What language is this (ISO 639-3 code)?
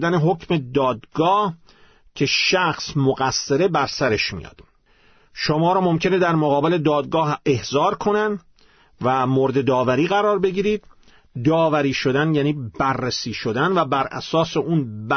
fas